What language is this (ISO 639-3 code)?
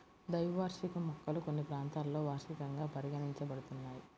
tel